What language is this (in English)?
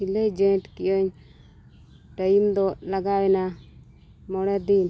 Santali